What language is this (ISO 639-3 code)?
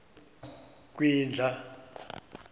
xho